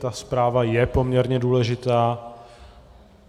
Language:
Czech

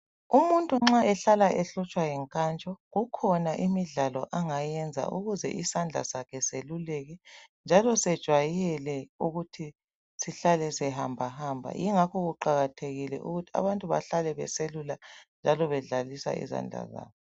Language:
North Ndebele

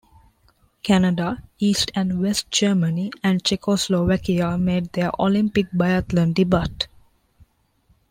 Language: English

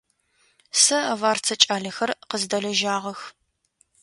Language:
Adyghe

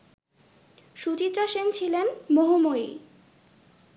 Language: Bangla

